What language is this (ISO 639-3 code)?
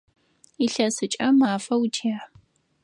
ady